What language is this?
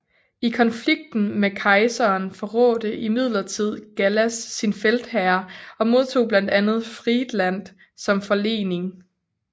Danish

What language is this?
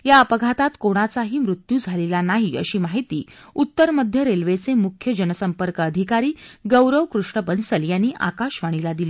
Marathi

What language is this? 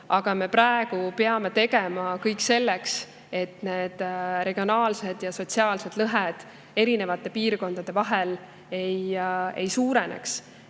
Estonian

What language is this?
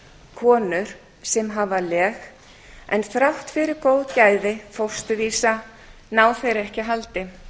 Icelandic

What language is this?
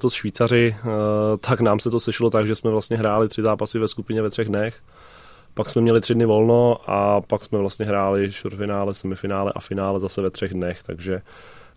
Czech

